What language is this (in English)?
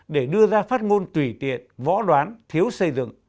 Vietnamese